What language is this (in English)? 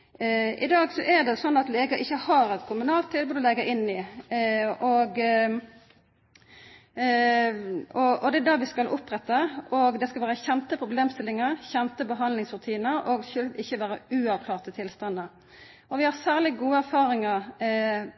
Norwegian Nynorsk